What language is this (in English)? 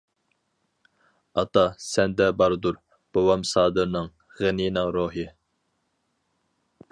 Uyghur